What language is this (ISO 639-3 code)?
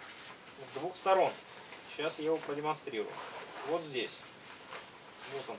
rus